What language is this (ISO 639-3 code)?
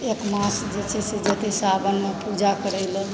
mai